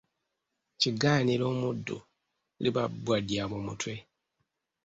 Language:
Ganda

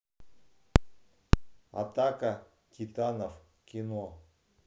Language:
Russian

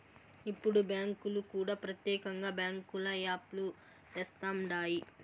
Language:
Telugu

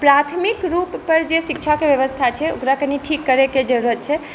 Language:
Maithili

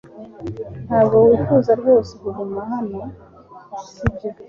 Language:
Kinyarwanda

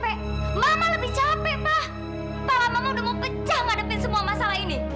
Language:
Indonesian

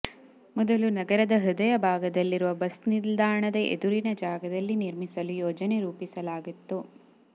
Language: Kannada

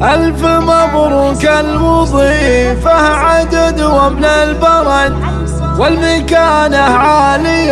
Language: Arabic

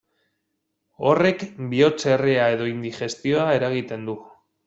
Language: Basque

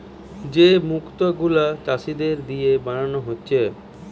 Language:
Bangla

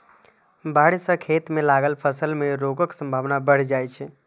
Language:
Maithili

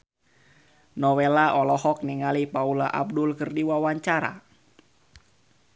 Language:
Sundanese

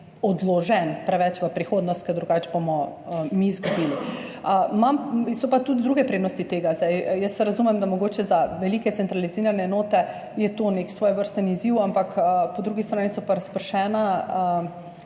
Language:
Slovenian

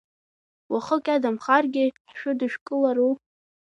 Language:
Abkhazian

